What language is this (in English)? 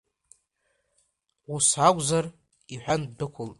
Abkhazian